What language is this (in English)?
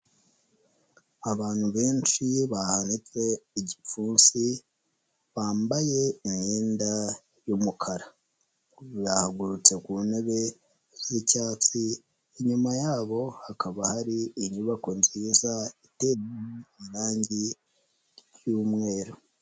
Kinyarwanda